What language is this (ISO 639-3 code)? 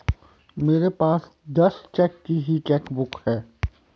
hin